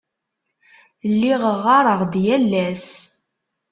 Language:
Kabyle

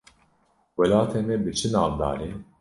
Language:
Kurdish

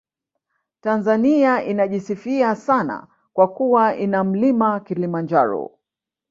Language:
Swahili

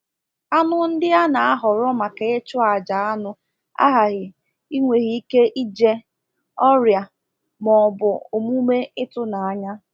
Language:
Igbo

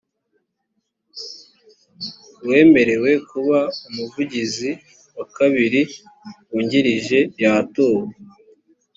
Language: Kinyarwanda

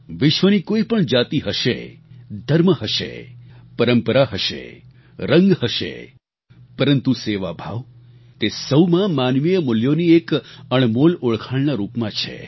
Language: Gujarati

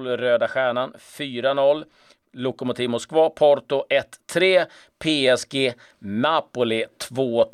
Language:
Swedish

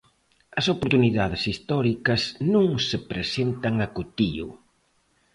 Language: Galician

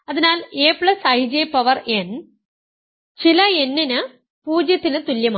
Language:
Malayalam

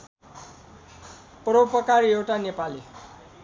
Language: Nepali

